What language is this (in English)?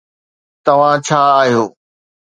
Sindhi